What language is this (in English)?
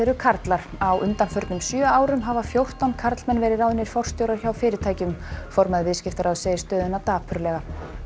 Icelandic